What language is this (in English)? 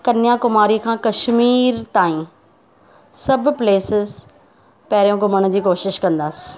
Sindhi